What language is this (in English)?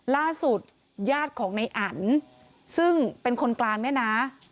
Thai